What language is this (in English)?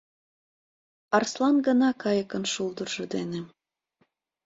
Mari